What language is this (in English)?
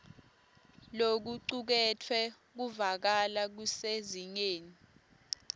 Swati